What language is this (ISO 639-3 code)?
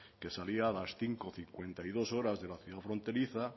spa